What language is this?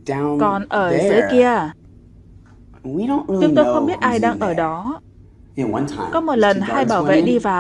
Vietnamese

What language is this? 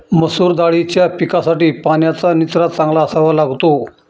Marathi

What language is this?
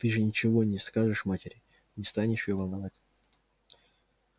Russian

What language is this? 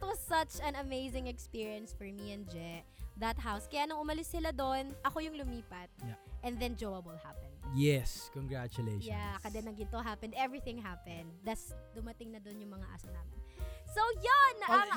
Filipino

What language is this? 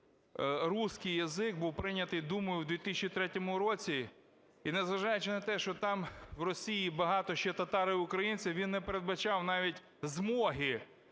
Ukrainian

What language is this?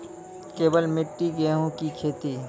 Maithili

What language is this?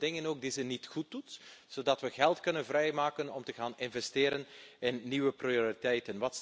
Dutch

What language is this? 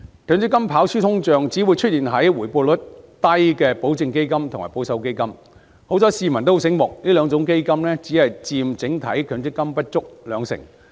Cantonese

